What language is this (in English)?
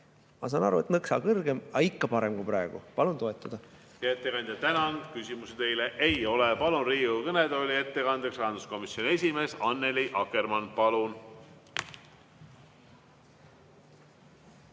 Estonian